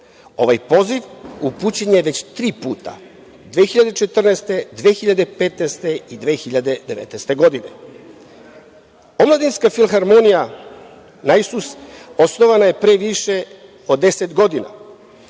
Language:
Serbian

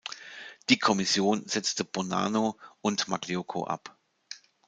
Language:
German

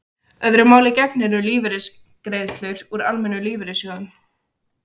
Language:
Icelandic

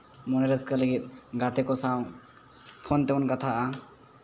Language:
Santali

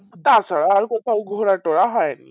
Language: Bangla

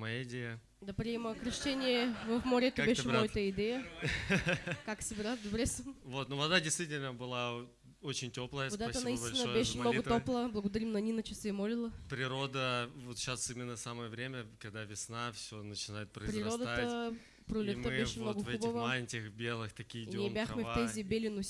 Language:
Russian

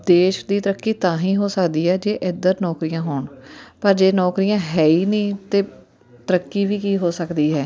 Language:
Punjabi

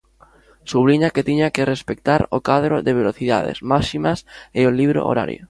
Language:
Galician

